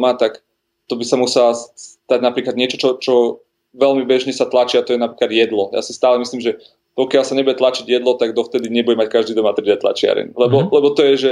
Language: Slovak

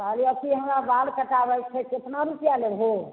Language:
Maithili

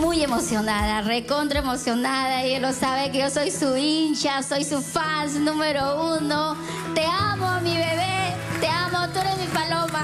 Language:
Spanish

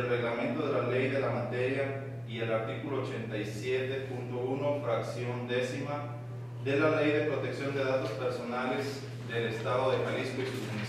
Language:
Spanish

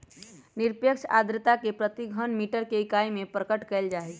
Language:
Magahi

